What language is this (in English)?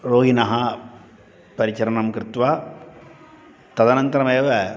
Sanskrit